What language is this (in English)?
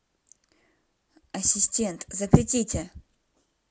Russian